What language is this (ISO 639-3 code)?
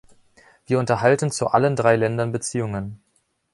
deu